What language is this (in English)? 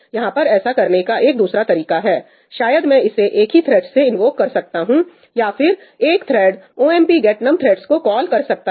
Hindi